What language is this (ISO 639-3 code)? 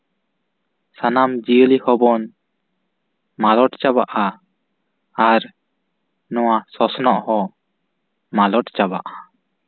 sat